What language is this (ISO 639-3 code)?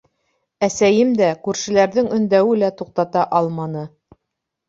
bak